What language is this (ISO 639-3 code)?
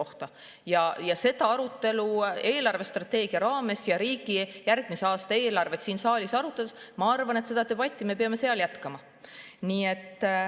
est